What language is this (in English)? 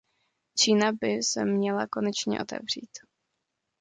Czech